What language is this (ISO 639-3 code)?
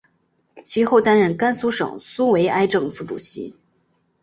zho